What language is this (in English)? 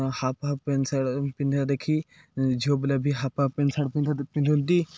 Odia